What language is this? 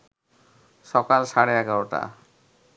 Bangla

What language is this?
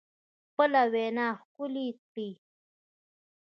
Pashto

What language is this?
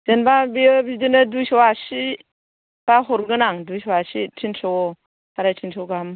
Bodo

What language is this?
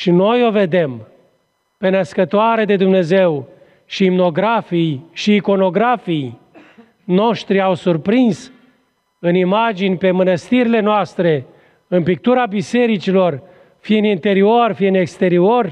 Romanian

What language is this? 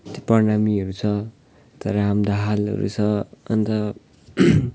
Nepali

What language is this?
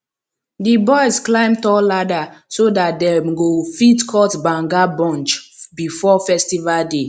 Nigerian Pidgin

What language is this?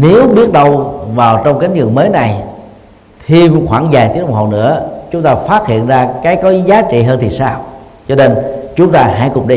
Vietnamese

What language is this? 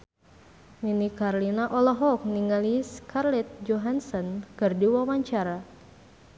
Sundanese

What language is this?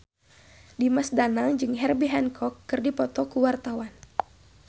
Sundanese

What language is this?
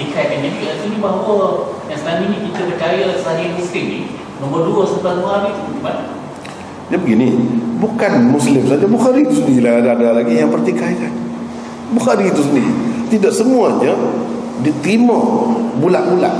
Malay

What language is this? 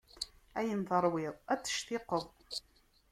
Kabyle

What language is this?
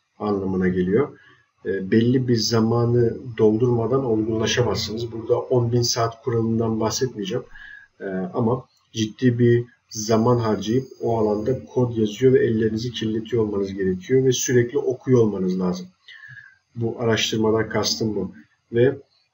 Turkish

